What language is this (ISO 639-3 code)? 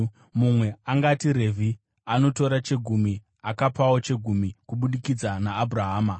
sna